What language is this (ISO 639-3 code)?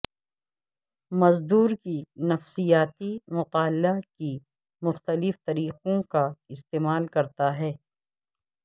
urd